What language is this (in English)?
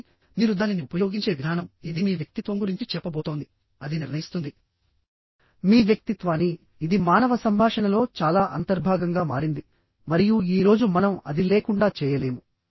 Telugu